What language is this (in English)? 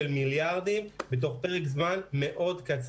Hebrew